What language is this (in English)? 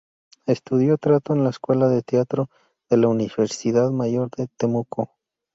Spanish